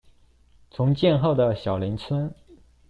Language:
Chinese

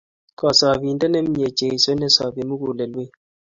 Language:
Kalenjin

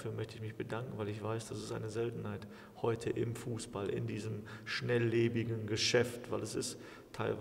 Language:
German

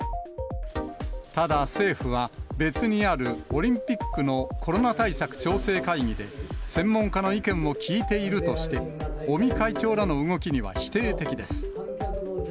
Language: Japanese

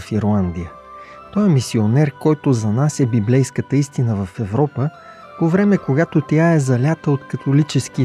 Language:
Bulgarian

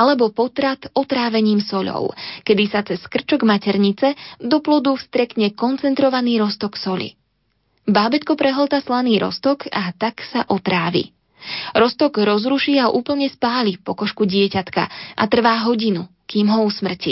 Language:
Slovak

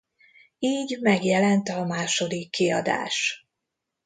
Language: Hungarian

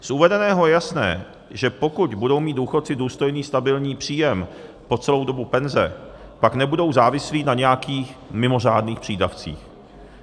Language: Czech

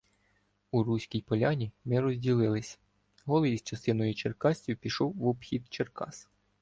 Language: Ukrainian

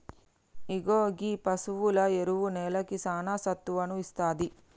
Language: Telugu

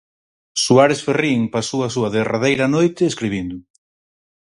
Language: Galician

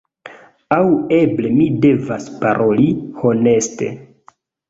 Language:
Esperanto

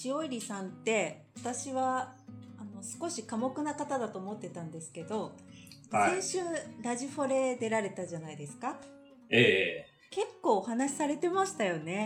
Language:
Japanese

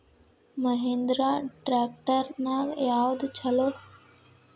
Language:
Kannada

